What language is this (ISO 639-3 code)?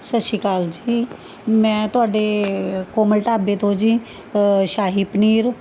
pan